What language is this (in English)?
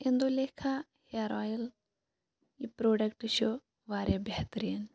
Kashmiri